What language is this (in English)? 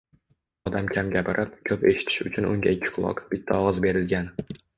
Uzbek